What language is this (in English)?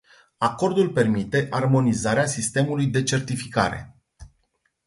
Romanian